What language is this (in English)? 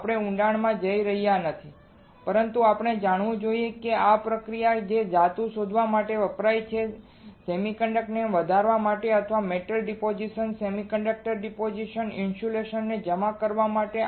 Gujarati